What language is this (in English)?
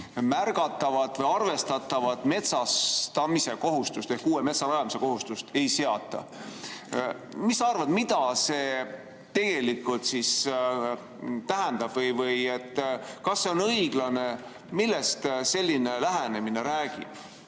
Estonian